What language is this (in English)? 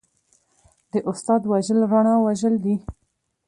Pashto